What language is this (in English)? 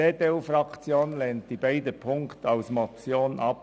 Swiss German